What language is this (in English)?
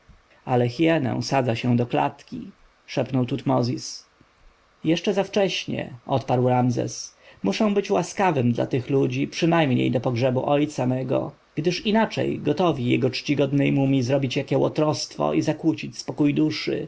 Polish